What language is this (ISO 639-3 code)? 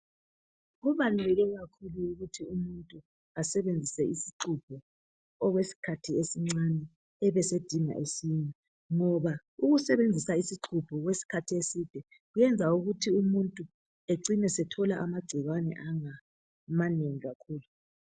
nde